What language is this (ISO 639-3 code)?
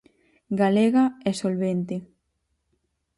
glg